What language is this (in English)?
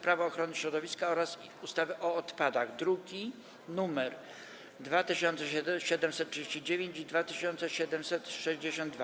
Polish